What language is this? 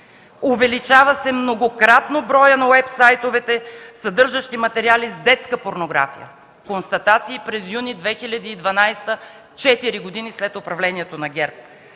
Bulgarian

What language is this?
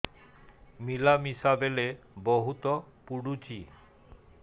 Odia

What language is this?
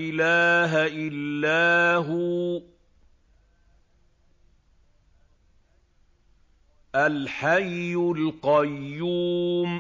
Arabic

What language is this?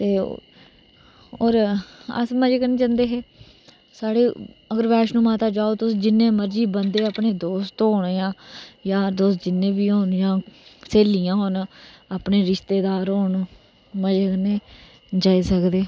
Dogri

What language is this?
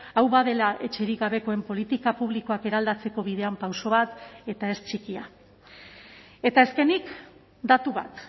Basque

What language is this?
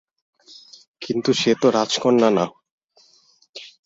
Bangla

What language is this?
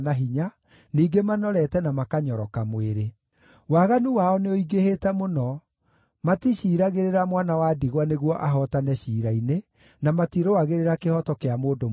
Kikuyu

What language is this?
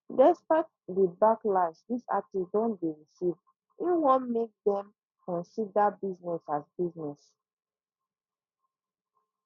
Nigerian Pidgin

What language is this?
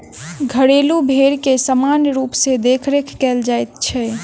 Maithili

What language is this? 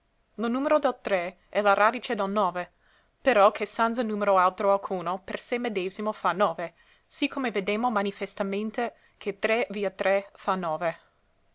Italian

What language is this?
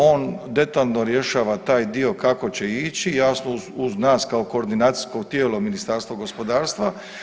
Croatian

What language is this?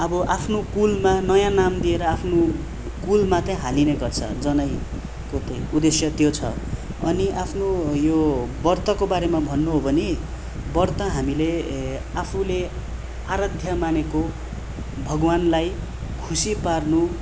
Nepali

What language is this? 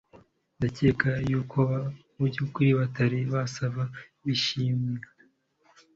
Kinyarwanda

